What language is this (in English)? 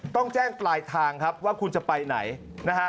Thai